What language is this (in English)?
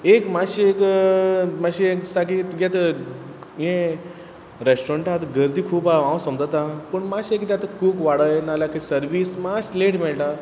Konkani